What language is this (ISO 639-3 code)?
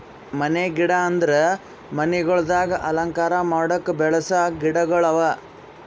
kan